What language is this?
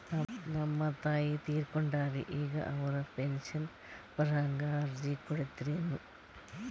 Kannada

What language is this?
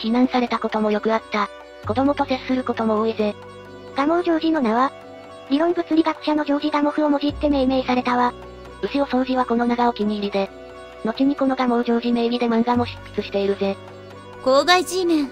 Japanese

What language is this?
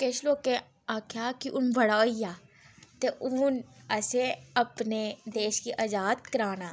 Dogri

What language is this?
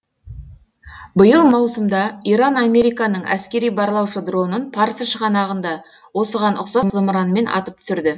Kazakh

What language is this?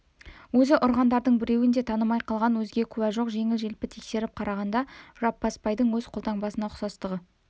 Kazakh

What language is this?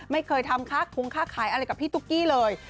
Thai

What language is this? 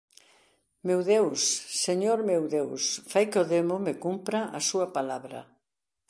Galician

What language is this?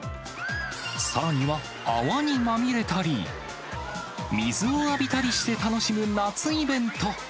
Japanese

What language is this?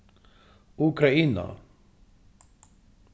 Faroese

